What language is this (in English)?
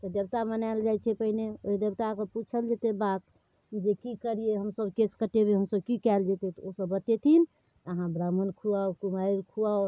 Maithili